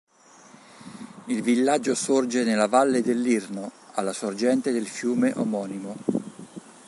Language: Italian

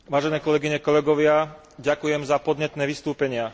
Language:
Slovak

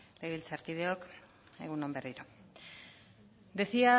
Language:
Basque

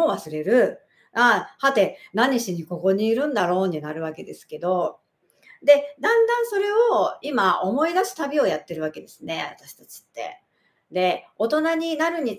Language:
Japanese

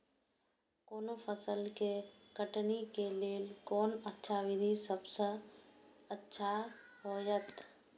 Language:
Maithili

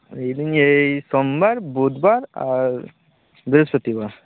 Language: Santali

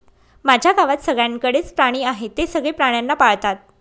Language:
Marathi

